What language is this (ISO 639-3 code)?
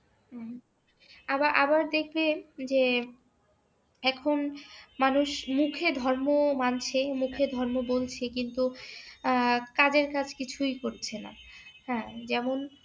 ben